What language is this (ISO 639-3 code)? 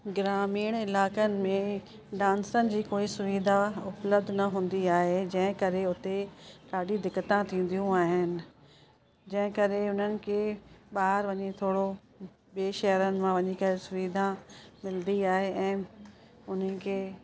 snd